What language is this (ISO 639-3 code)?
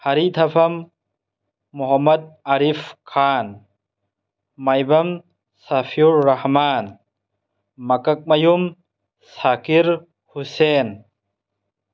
mni